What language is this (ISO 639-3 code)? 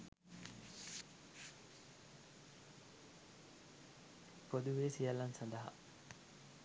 sin